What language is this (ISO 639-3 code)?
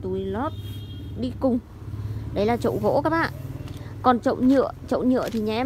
vie